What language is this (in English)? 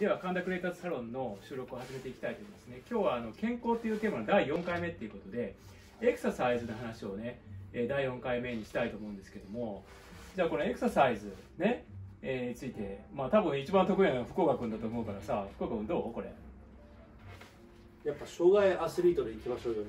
Japanese